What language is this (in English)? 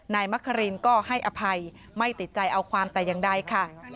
Thai